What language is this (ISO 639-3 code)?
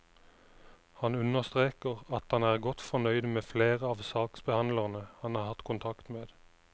nor